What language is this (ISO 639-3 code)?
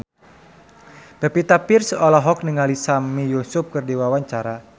sun